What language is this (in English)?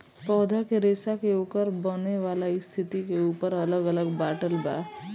Bhojpuri